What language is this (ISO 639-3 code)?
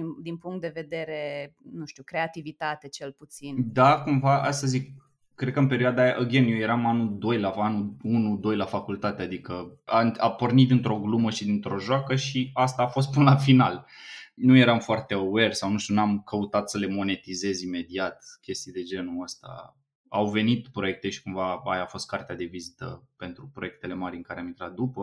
ron